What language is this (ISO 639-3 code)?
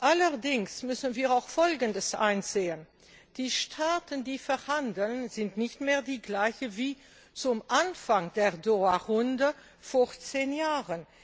deu